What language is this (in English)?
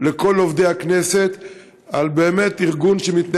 Hebrew